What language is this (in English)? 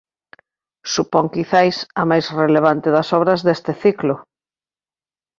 Galician